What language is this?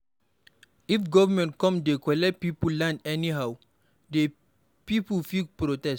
Nigerian Pidgin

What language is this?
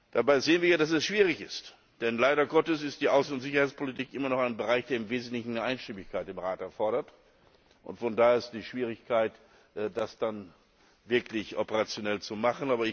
German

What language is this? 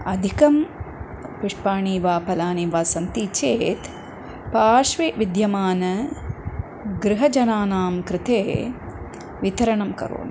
Sanskrit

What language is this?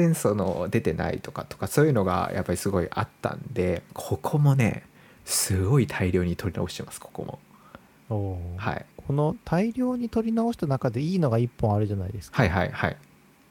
Japanese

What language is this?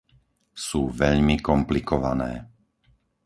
Slovak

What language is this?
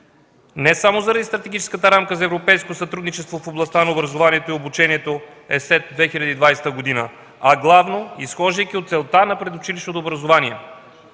Bulgarian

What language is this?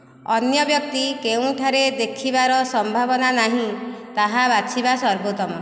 Odia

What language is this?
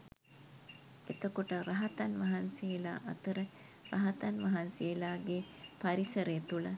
Sinhala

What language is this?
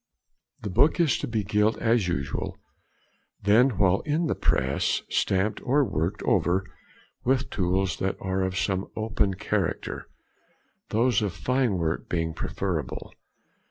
English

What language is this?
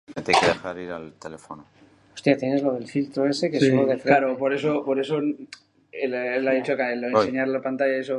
Basque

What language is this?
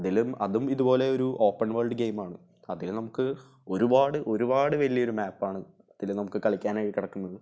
Malayalam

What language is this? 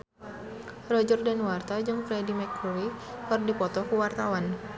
Sundanese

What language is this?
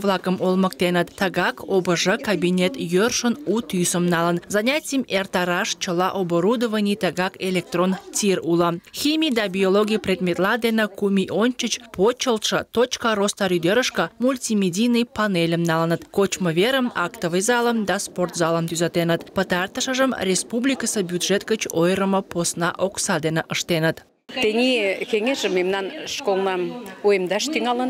Russian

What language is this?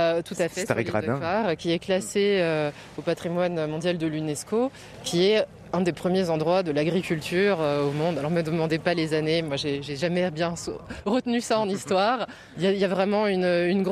French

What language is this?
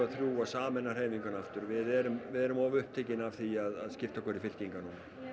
Icelandic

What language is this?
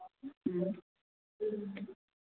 Manipuri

